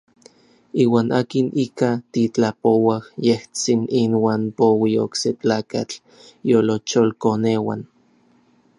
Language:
Orizaba Nahuatl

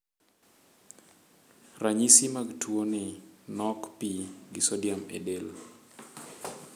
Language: Luo (Kenya and Tanzania)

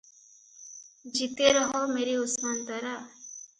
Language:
Odia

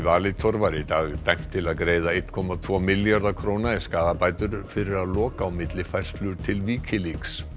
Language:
Icelandic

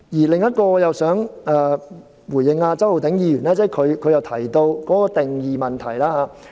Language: Cantonese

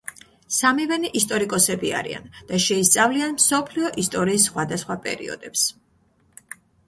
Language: Georgian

